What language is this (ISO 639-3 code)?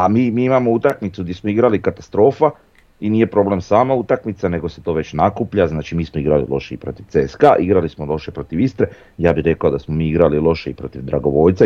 hrv